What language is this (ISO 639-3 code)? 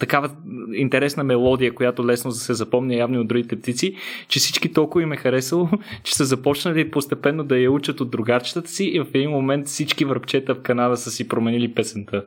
bul